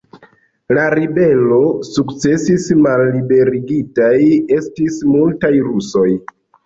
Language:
Esperanto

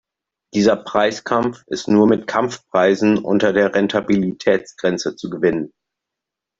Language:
German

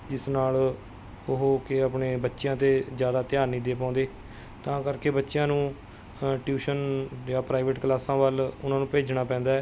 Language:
Punjabi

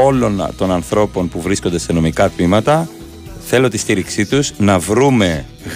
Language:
Greek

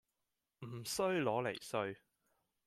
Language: Cantonese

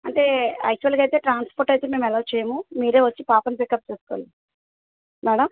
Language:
Telugu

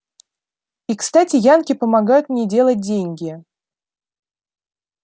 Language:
Russian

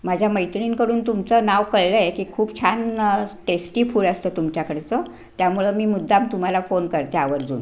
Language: Marathi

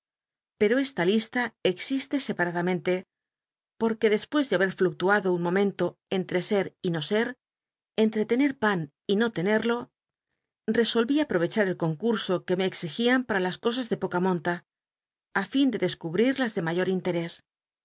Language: Spanish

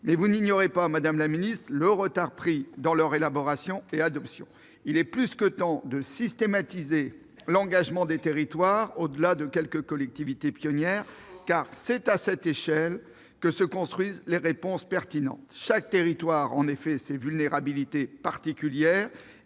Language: French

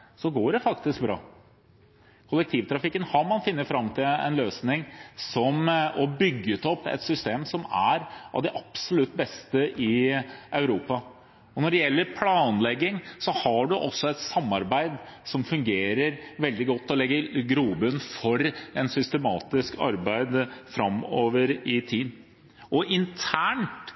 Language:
Norwegian Bokmål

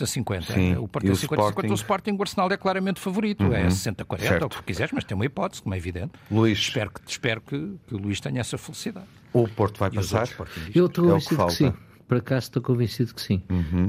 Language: Portuguese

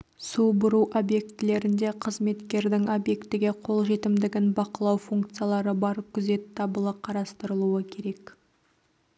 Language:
Kazakh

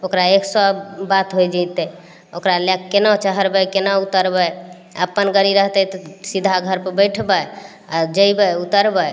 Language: Maithili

